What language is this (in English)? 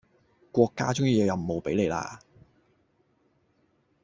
Cantonese